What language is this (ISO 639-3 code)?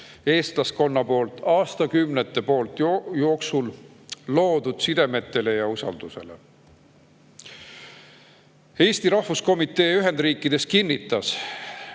est